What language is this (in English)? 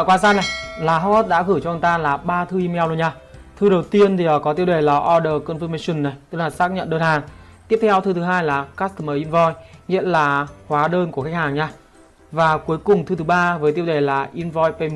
Vietnamese